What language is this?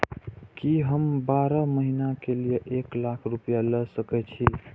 Maithili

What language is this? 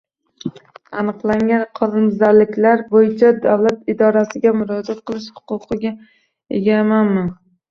Uzbek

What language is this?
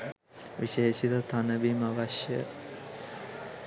Sinhala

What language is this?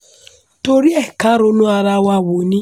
Yoruba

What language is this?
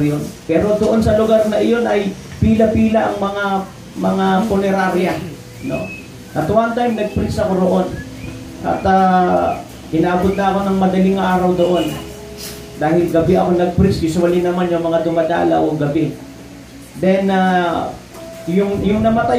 Filipino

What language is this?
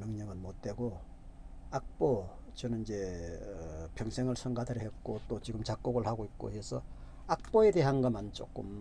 Korean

